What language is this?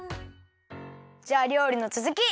Japanese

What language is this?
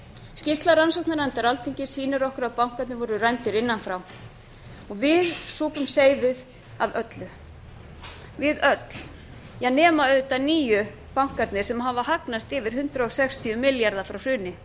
Icelandic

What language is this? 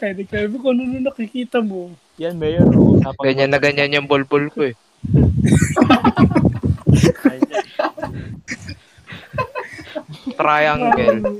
Filipino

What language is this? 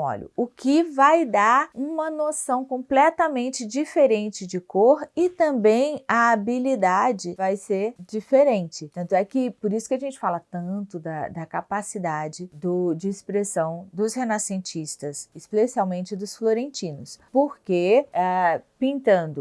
Portuguese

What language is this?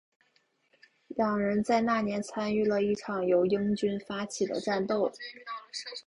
Chinese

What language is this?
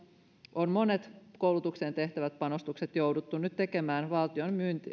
Finnish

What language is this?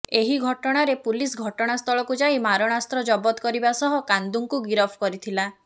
Odia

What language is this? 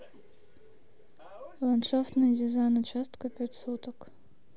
Russian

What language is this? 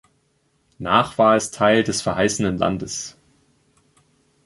German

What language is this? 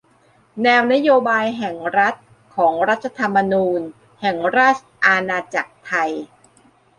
Thai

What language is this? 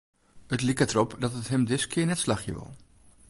Western Frisian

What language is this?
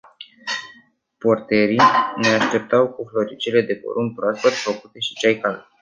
Romanian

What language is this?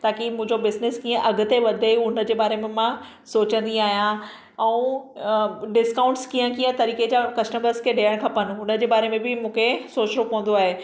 Sindhi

